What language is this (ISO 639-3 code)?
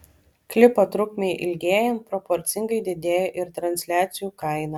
lit